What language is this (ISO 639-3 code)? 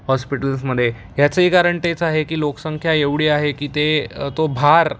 mar